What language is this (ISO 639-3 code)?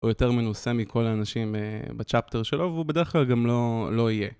heb